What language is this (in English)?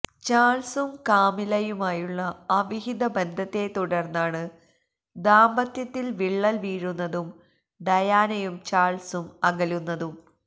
Malayalam